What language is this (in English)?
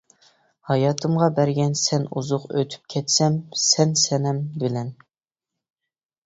Uyghur